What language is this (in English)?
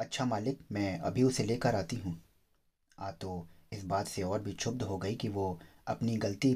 Hindi